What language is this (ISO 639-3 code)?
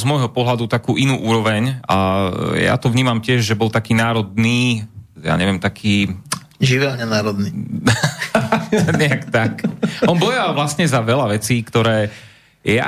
slk